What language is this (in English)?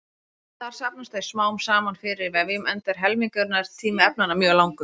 Icelandic